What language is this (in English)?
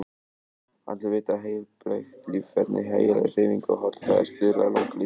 Icelandic